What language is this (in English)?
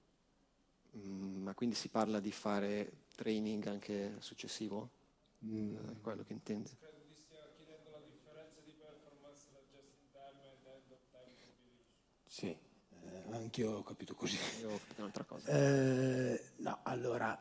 Italian